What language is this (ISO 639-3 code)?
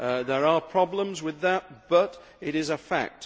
eng